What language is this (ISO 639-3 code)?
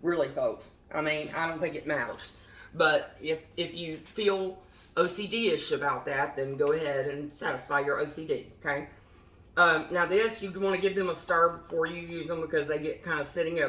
eng